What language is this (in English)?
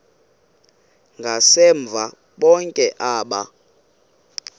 Xhosa